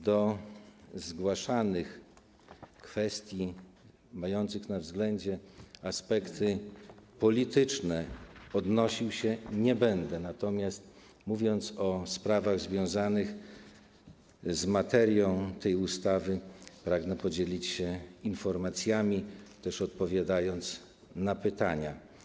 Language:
Polish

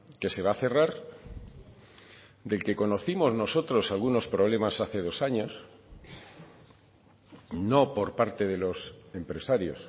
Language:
Spanish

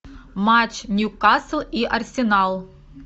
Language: Russian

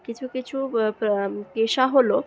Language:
Bangla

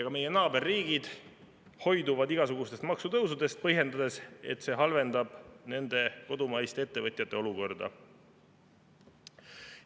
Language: Estonian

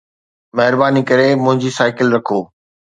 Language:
Sindhi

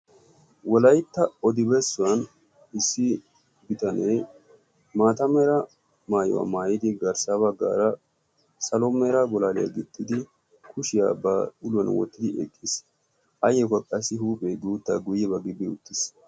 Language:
Wolaytta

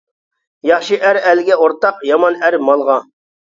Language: Uyghur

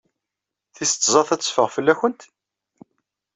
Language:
Kabyle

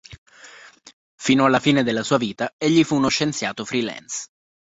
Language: Italian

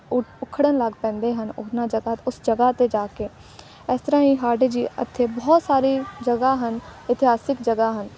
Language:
Punjabi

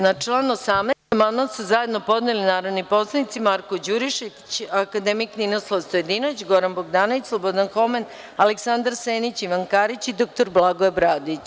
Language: Serbian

